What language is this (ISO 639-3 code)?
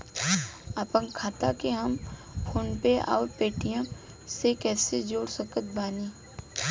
bho